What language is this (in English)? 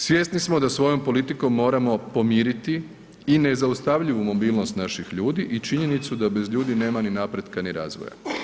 Croatian